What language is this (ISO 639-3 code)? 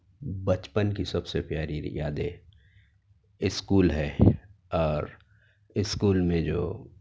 urd